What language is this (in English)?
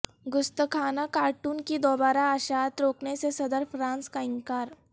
Urdu